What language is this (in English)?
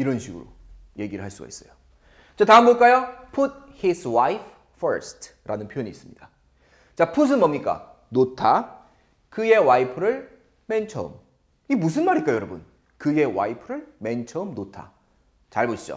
Korean